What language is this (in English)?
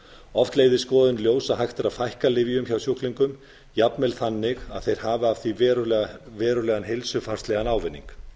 Icelandic